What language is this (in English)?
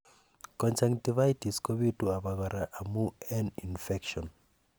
Kalenjin